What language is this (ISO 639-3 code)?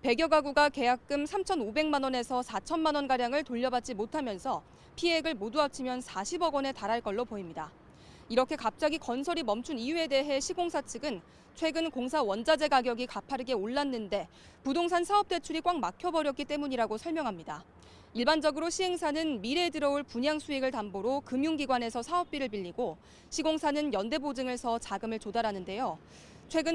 kor